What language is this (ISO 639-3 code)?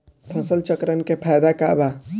bho